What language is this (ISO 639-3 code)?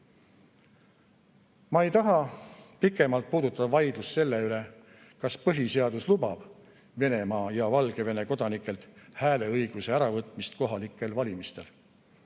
est